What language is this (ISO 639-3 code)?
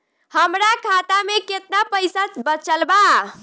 bho